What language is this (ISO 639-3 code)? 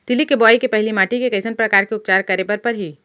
hne